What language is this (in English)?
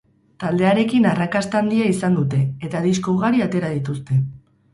Basque